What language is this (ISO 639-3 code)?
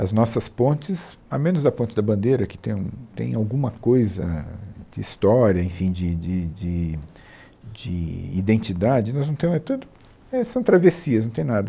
por